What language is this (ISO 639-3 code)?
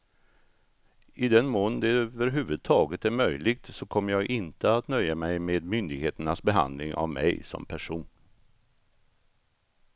swe